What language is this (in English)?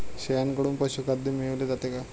Marathi